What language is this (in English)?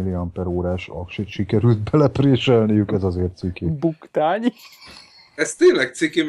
Hungarian